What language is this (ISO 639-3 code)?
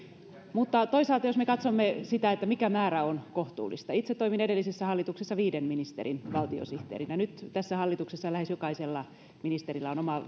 fin